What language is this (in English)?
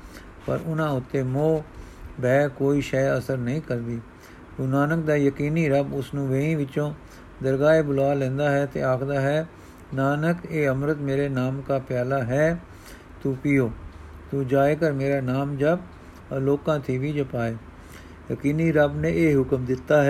Punjabi